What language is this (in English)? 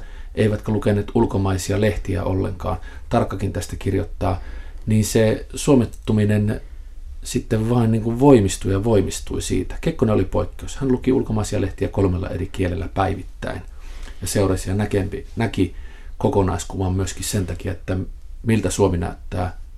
Finnish